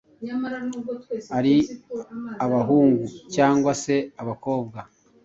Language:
Kinyarwanda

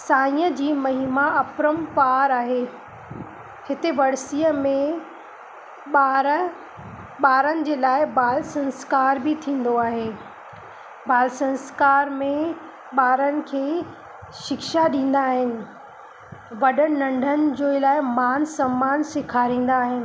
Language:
Sindhi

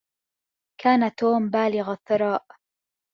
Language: Arabic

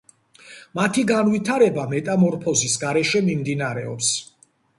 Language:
Georgian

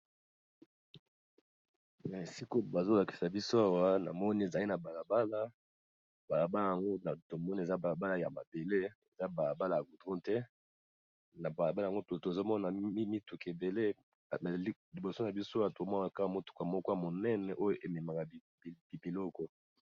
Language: Lingala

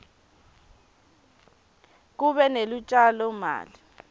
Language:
Swati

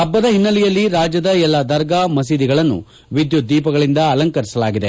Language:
Kannada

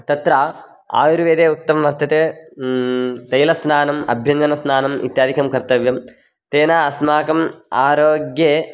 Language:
Sanskrit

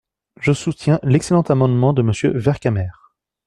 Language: French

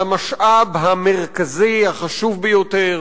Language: Hebrew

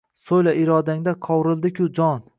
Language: Uzbek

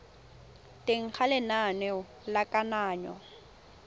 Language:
Tswana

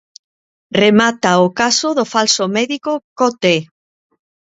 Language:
Galician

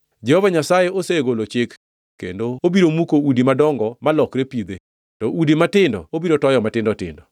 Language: Luo (Kenya and Tanzania)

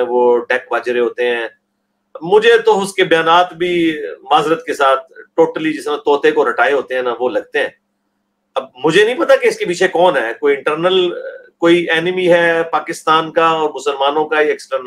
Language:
Urdu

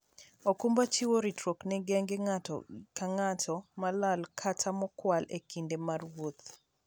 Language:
Luo (Kenya and Tanzania)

